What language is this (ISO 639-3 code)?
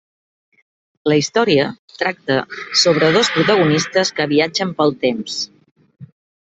cat